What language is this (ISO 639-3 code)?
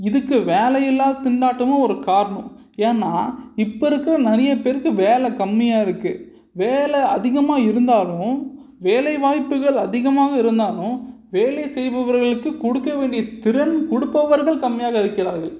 tam